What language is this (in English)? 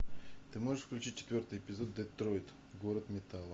Russian